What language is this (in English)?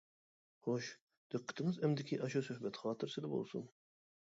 Uyghur